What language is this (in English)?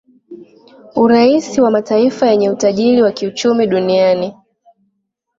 Swahili